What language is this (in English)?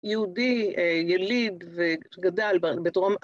Hebrew